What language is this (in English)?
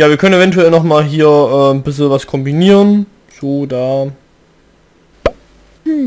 German